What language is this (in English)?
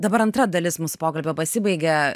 Lithuanian